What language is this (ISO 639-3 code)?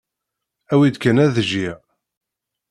kab